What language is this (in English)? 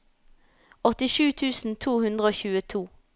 Norwegian